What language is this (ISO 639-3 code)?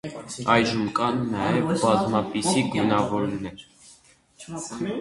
hye